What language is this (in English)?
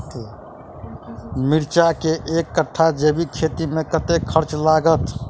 Maithili